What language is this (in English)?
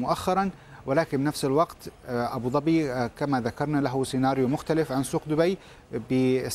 Arabic